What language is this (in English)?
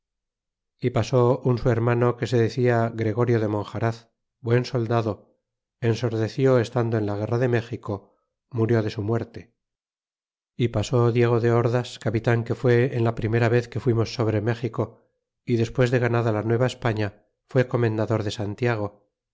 Spanish